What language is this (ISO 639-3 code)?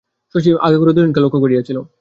ben